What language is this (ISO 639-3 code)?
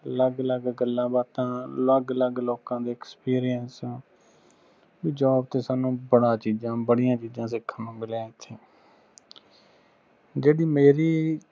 pan